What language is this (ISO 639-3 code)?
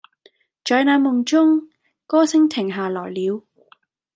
yue